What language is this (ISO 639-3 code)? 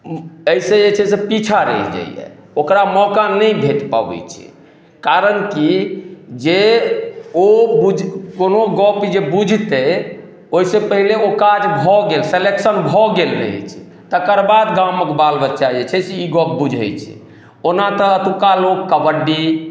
mai